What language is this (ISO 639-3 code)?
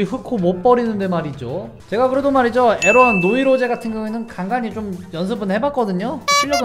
kor